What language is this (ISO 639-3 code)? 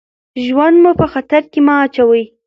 pus